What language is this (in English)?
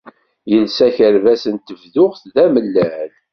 Kabyle